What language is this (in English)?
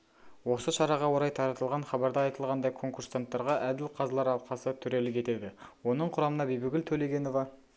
Kazakh